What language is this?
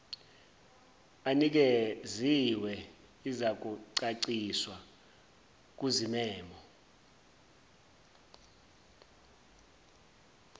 Zulu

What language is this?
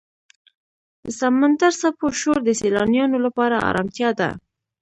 Pashto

